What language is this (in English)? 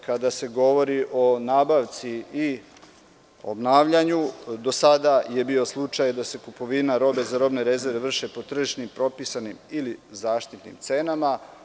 Serbian